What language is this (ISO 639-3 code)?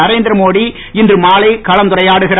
tam